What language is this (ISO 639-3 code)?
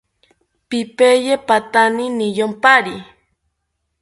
cpy